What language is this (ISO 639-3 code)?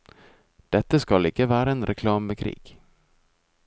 nor